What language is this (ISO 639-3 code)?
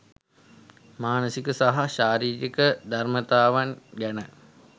sin